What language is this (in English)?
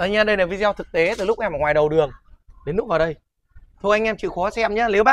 Vietnamese